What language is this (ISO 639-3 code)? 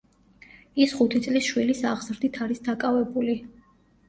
kat